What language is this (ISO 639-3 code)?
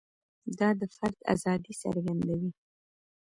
pus